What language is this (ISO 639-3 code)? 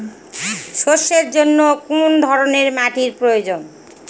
ben